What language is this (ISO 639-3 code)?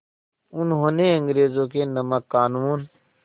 hin